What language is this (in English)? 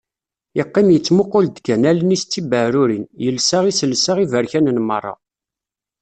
Kabyle